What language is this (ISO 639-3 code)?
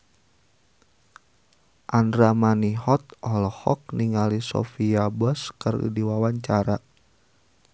sun